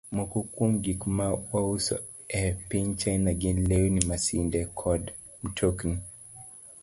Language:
Luo (Kenya and Tanzania)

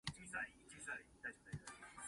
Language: Min Nan Chinese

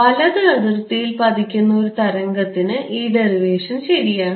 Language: Malayalam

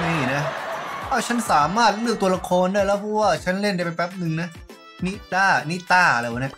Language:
Thai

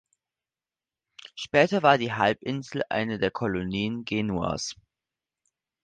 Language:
German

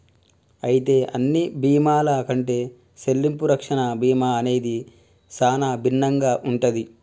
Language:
Telugu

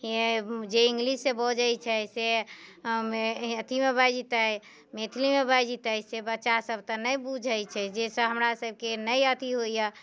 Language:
Maithili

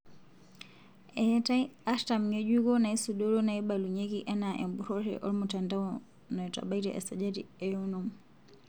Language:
Masai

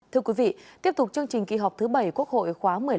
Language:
Vietnamese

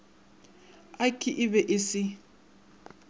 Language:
Northern Sotho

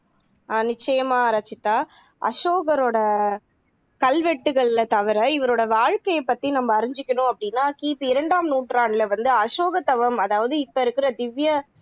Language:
Tamil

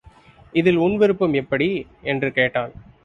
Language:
Tamil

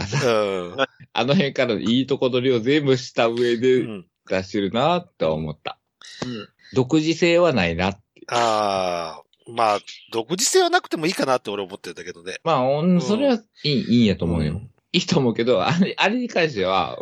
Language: Japanese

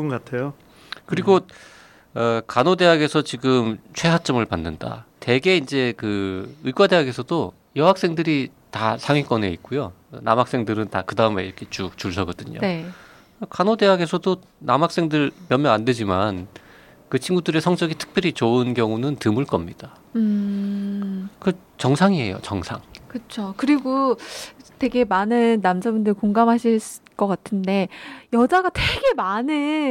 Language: Korean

